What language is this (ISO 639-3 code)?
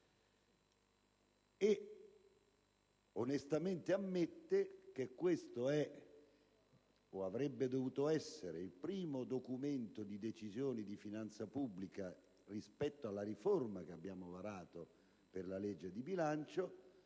ita